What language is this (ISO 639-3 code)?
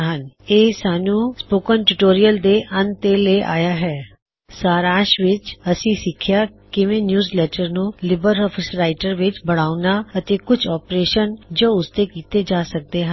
pan